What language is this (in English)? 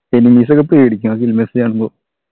Malayalam